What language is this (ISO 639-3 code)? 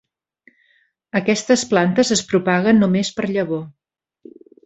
cat